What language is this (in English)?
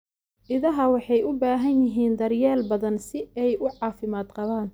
Somali